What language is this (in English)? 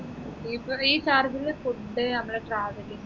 Malayalam